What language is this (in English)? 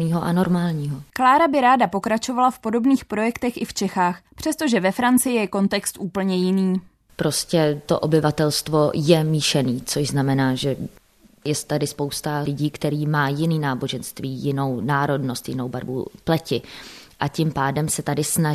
Czech